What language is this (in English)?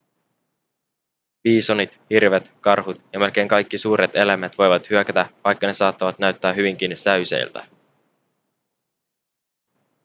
Finnish